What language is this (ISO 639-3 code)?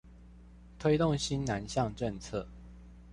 zho